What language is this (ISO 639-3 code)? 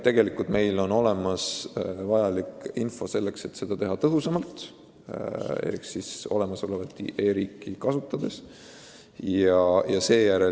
est